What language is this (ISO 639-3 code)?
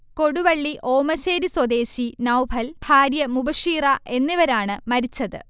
mal